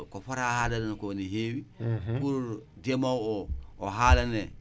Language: Wolof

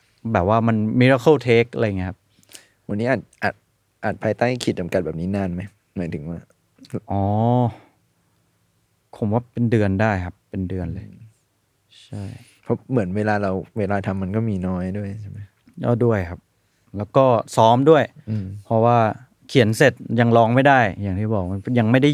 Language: Thai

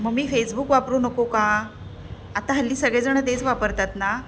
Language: Marathi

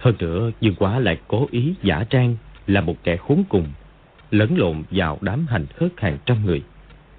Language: Vietnamese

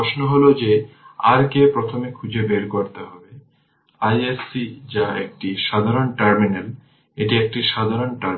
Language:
Bangla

